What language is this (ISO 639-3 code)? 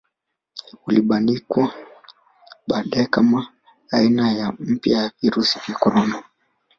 swa